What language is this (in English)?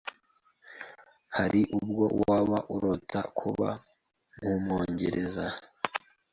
Kinyarwanda